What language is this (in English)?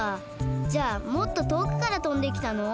Japanese